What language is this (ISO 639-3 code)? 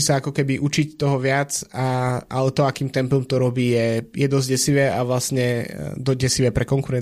slk